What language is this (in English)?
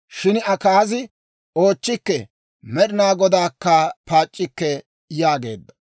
Dawro